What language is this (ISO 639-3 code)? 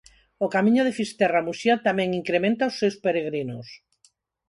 glg